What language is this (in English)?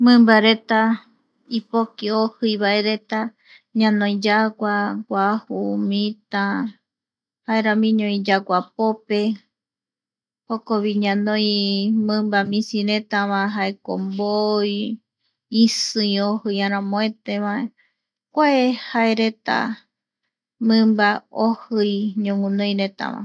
Eastern Bolivian Guaraní